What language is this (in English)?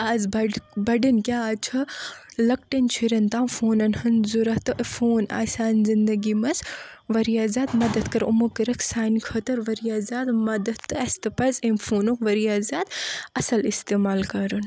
Kashmiri